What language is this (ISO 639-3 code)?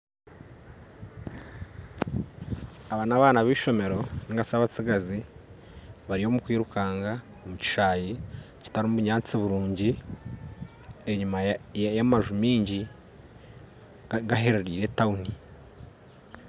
nyn